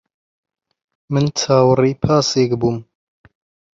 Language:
Central Kurdish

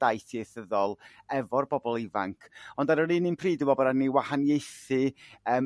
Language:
Welsh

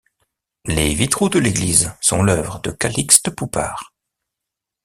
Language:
French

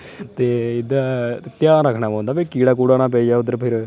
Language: Dogri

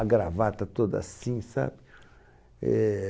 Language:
Portuguese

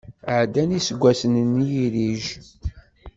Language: Kabyle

